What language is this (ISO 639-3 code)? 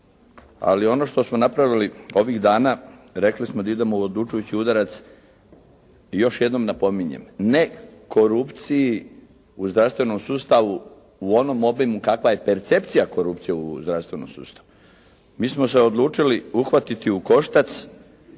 hrv